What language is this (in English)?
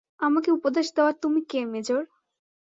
Bangla